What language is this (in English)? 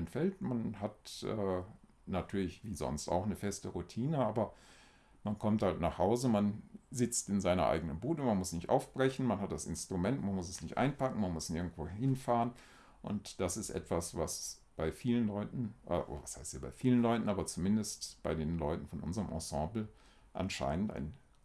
German